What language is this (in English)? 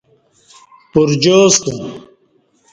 Kati